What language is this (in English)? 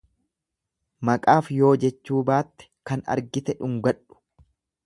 Oromo